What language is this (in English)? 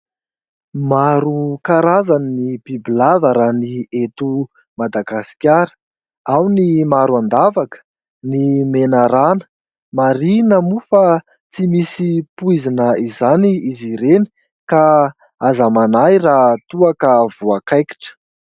Malagasy